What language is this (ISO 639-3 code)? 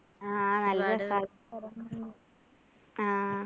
mal